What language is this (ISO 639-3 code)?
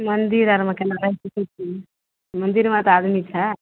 mai